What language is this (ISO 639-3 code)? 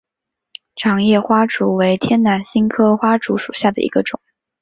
zho